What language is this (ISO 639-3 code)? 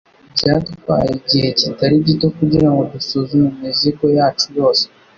kin